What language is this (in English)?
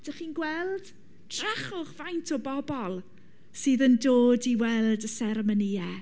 Welsh